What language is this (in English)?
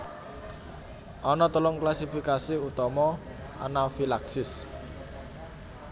Javanese